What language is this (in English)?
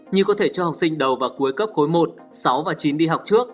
Vietnamese